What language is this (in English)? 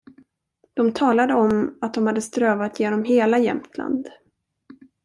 Swedish